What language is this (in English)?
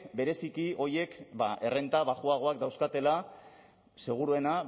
Basque